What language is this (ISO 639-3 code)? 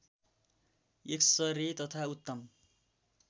nep